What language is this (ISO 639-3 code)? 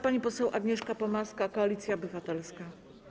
pol